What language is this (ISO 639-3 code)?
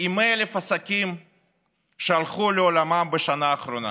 heb